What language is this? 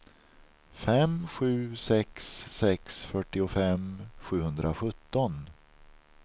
Swedish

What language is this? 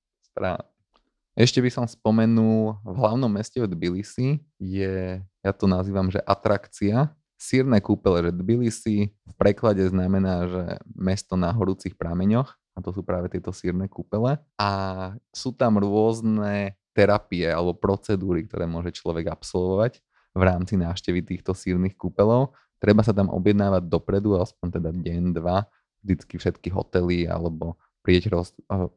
Slovak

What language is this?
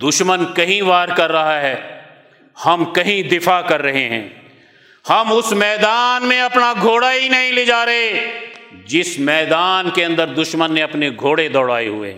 Urdu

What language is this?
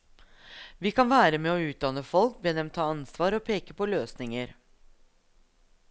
Norwegian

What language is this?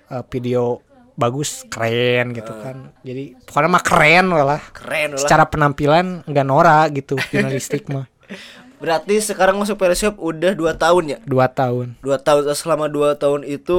Indonesian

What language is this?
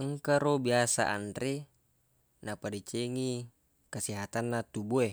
Buginese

